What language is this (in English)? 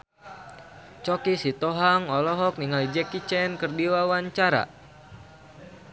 Sundanese